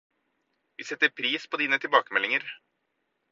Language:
Norwegian Bokmål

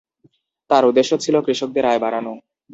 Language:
Bangla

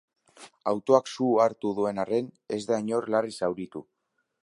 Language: Basque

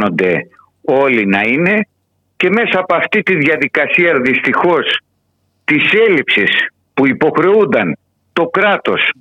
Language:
Greek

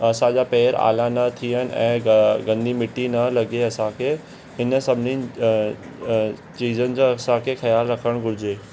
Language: Sindhi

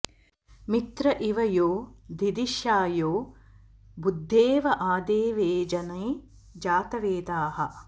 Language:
Sanskrit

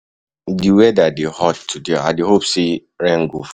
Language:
Nigerian Pidgin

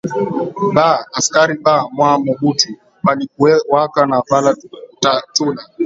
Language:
Swahili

